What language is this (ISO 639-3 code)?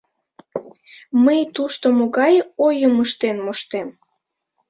chm